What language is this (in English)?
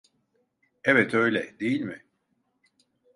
Turkish